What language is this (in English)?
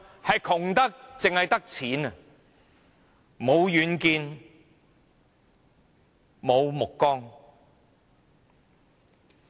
Cantonese